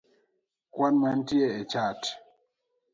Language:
Luo (Kenya and Tanzania)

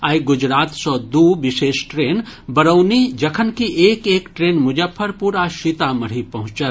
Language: Maithili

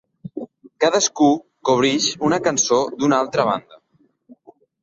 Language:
Catalan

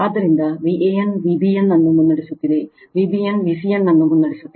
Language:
Kannada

